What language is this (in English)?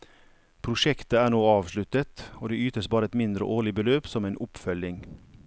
Norwegian